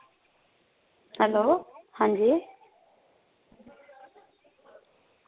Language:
Dogri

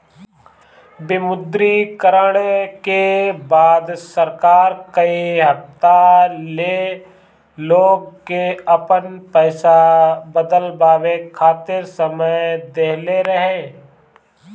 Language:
Bhojpuri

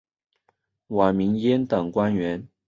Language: Chinese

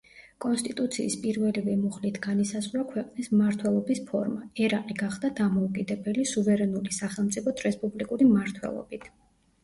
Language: Georgian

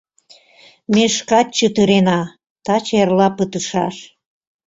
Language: Mari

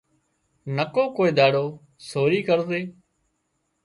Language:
Wadiyara Koli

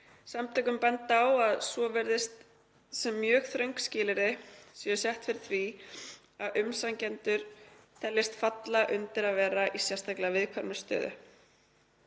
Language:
Icelandic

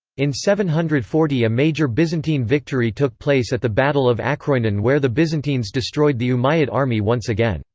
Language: English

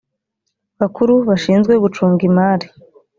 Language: Kinyarwanda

